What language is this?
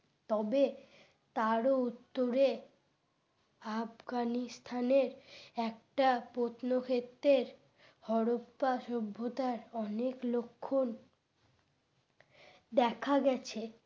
Bangla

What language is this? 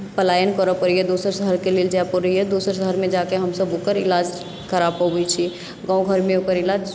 Maithili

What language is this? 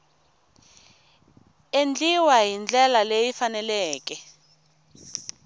Tsonga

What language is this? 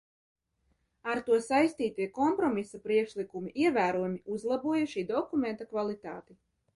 Latvian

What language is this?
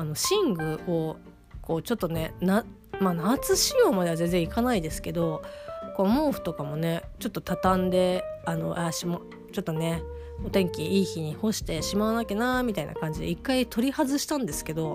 Japanese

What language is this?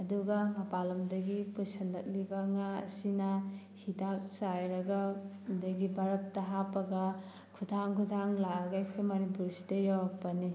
Manipuri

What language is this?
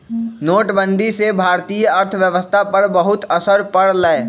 Magahi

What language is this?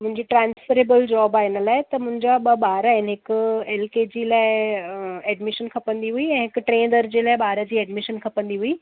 Sindhi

